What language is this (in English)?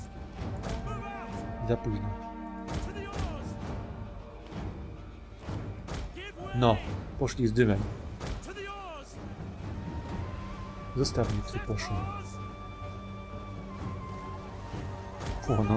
Polish